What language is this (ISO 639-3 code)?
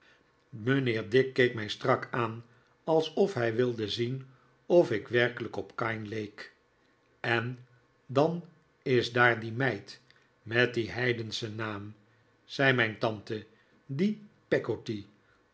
nld